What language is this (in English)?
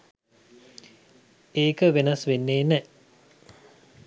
Sinhala